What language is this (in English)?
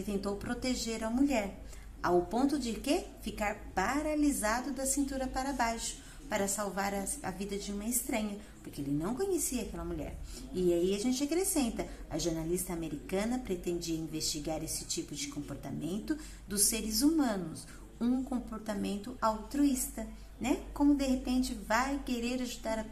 Portuguese